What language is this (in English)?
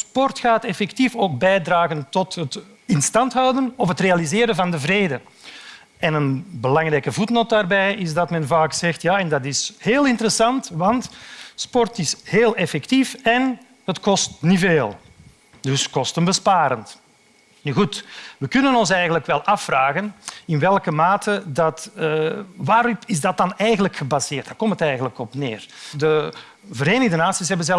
Dutch